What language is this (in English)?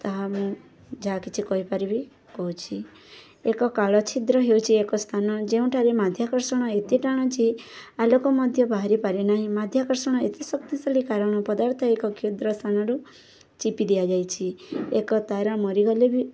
Odia